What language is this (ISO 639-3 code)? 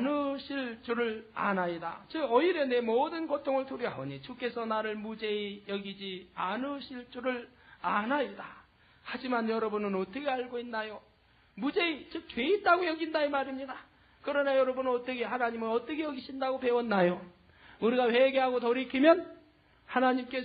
kor